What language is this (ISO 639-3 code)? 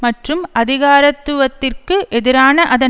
tam